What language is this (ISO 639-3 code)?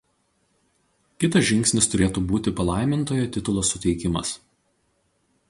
lit